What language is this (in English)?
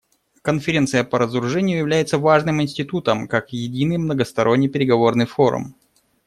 Russian